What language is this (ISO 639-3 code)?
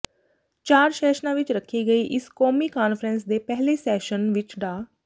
pan